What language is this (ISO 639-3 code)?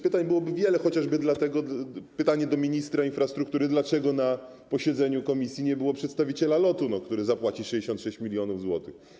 pol